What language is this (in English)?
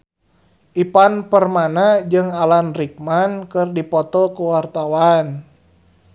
Sundanese